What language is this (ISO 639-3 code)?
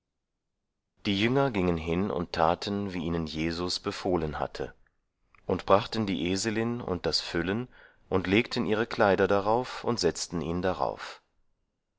deu